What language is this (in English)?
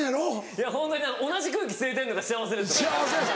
Japanese